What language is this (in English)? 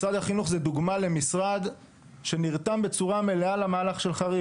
Hebrew